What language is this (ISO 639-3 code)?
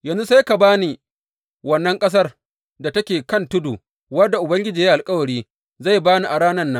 hau